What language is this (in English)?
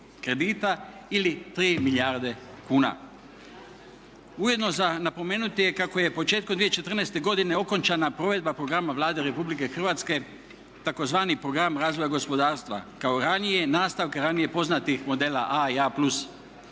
Croatian